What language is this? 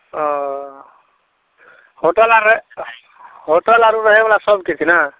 Maithili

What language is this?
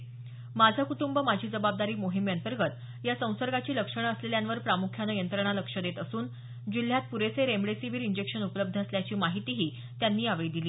Marathi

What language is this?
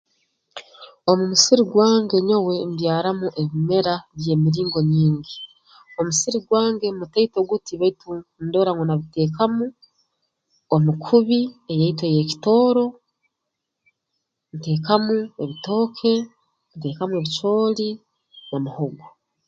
Tooro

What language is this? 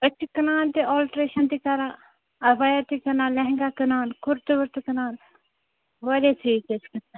Kashmiri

